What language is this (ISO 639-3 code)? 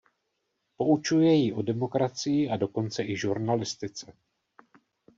ces